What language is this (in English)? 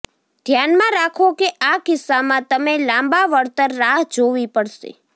Gujarati